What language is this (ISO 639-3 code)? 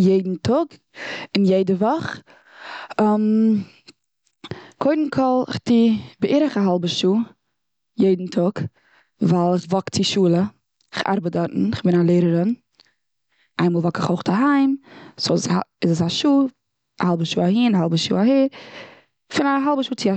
yid